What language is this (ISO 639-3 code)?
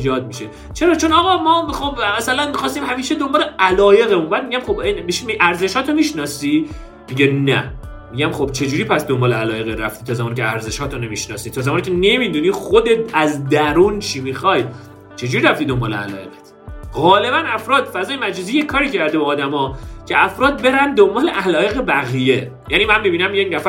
fas